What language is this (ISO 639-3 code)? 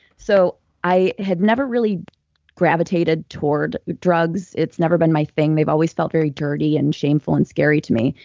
eng